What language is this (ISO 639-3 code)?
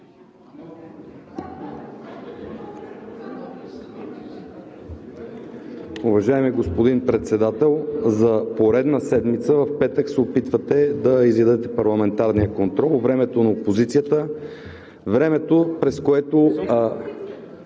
bul